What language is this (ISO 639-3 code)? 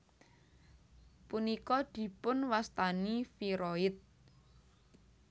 jav